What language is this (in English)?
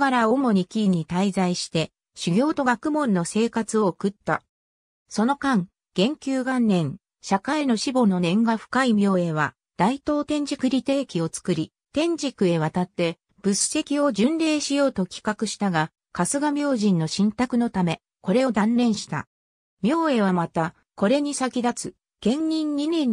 Japanese